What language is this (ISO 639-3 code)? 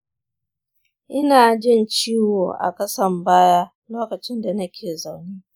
hau